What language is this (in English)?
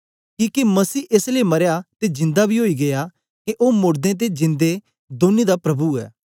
Dogri